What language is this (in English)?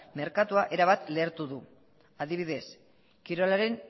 Basque